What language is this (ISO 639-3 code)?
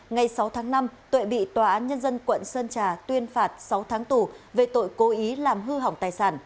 vie